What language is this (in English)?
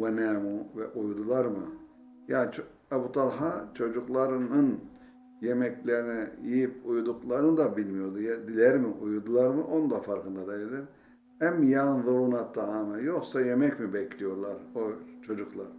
Turkish